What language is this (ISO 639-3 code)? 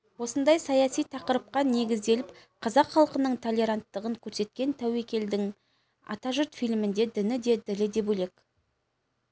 kaz